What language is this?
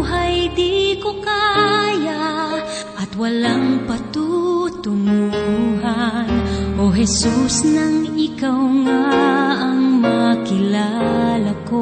Filipino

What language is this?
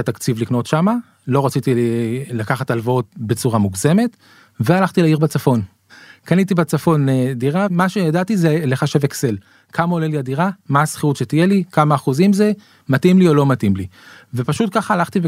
Hebrew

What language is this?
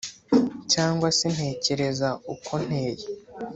Kinyarwanda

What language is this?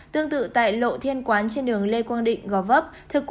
Vietnamese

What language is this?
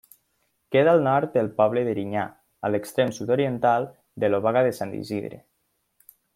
Catalan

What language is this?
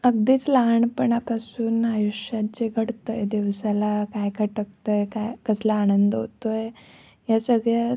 Marathi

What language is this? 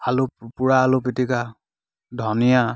Assamese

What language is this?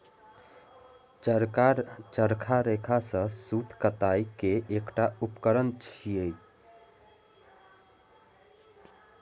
Maithili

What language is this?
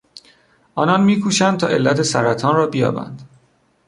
Persian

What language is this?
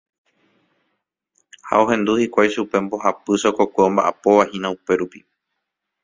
Guarani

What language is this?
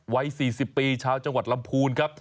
Thai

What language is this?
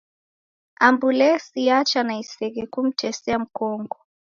Taita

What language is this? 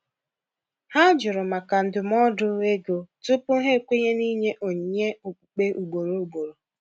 Igbo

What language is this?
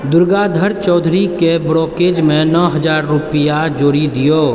Maithili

